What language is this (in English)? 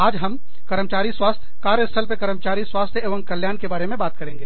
Hindi